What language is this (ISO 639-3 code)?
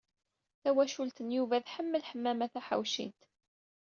kab